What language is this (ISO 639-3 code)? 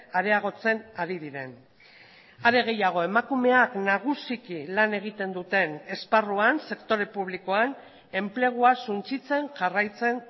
eus